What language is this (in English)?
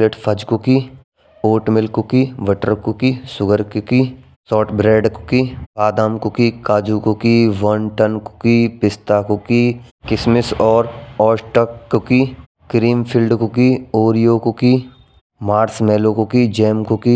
Braj